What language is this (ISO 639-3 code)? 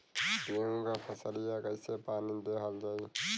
bho